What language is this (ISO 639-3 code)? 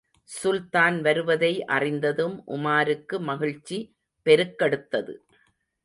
tam